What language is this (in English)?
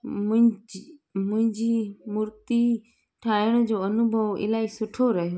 Sindhi